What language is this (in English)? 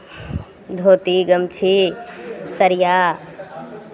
Maithili